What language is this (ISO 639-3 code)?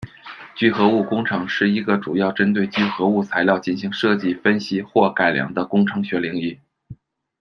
zho